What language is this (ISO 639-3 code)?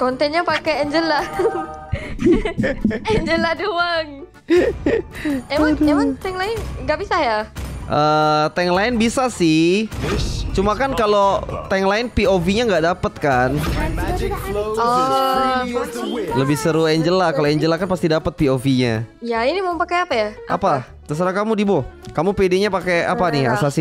ind